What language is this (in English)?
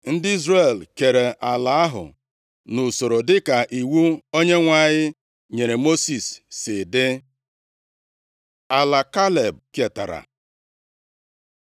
Igbo